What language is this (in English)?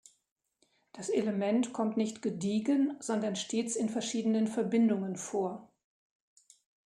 German